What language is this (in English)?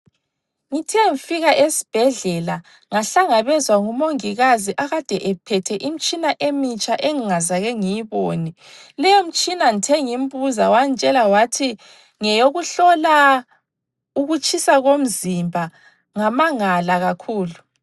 North Ndebele